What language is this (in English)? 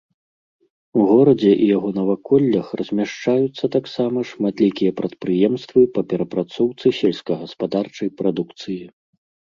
Belarusian